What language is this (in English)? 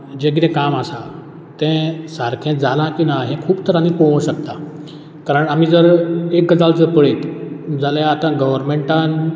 Konkani